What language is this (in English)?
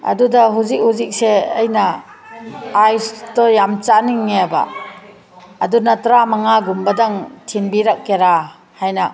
Manipuri